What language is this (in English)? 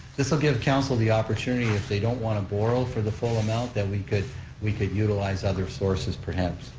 English